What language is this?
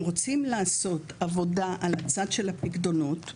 Hebrew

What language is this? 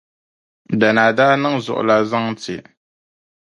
Dagbani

